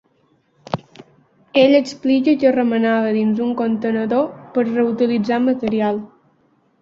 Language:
Catalan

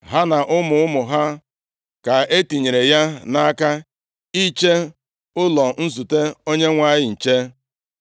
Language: Igbo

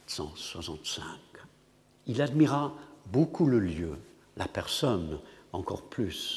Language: French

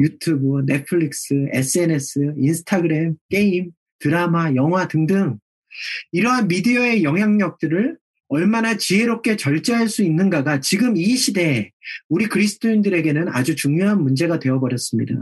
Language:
Korean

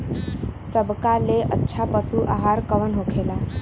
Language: Bhojpuri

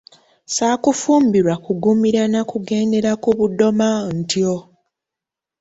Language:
Ganda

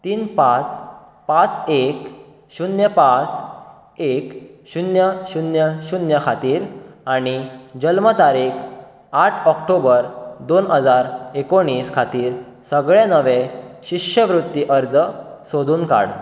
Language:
Konkani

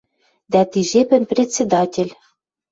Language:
Western Mari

